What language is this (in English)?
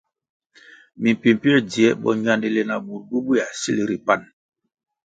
Kwasio